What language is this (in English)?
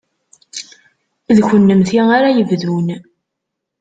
Kabyle